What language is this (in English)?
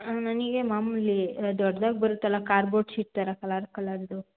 Kannada